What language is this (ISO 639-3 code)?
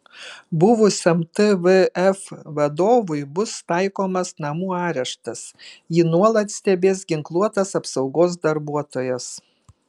lit